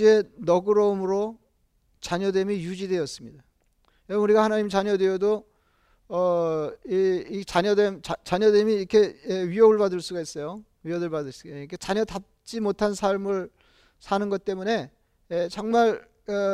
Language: Korean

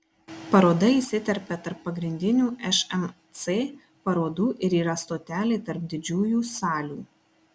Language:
Lithuanian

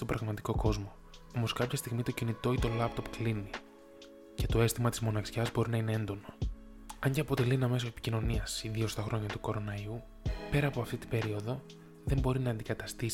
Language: Greek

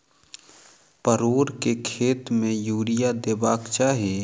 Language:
Maithili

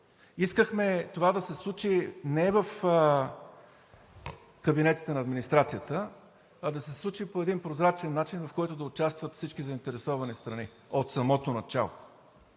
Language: Bulgarian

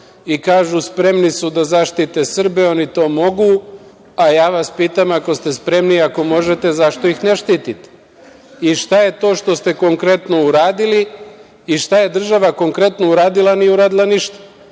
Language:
Serbian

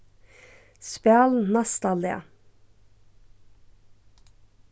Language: Faroese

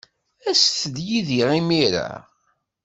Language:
Kabyle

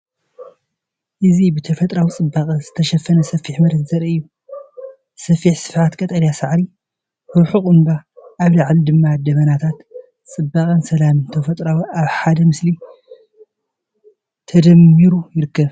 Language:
Tigrinya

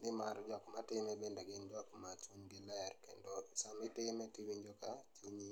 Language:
Luo (Kenya and Tanzania)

